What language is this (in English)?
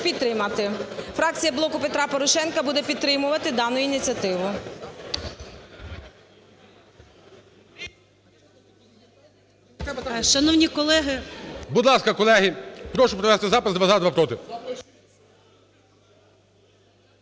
Ukrainian